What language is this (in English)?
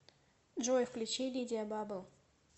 Russian